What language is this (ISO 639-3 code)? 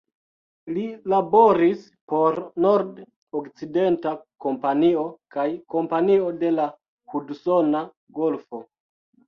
epo